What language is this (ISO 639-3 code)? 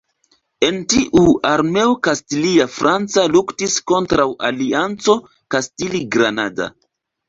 epo